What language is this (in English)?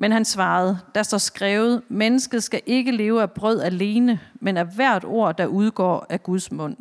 Danish